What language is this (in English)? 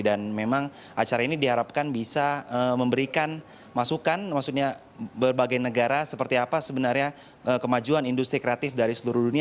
Indonesian